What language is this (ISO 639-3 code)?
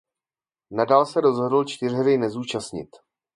ces